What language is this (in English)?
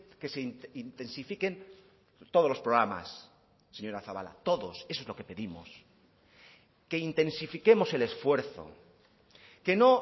Spanish